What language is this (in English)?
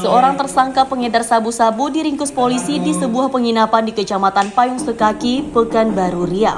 Indonesian